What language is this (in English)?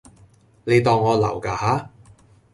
Cantonese